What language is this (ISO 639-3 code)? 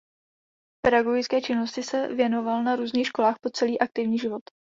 ces